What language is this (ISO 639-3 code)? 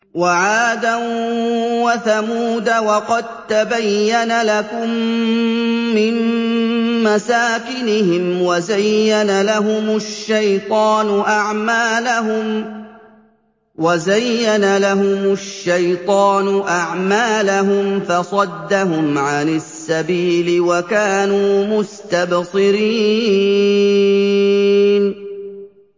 ara